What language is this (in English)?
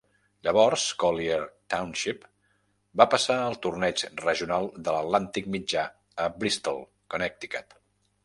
Catalan